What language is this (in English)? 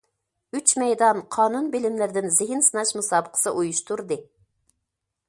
Uyghur